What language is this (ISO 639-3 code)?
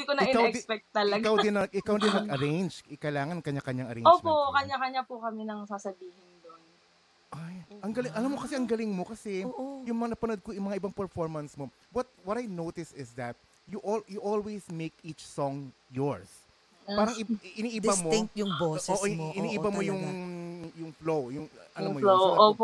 fil